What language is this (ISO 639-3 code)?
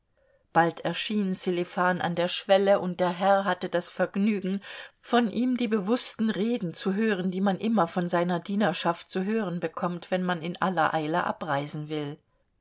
deu